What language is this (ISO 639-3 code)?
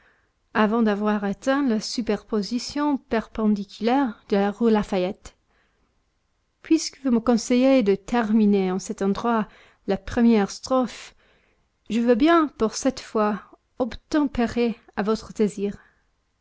fra